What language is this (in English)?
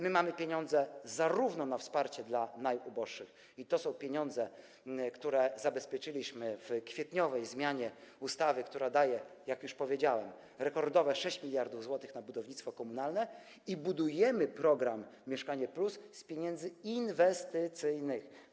Polish